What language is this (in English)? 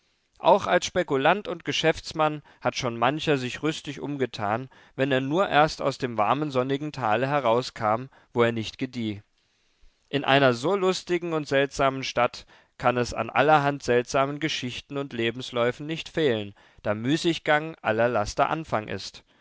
German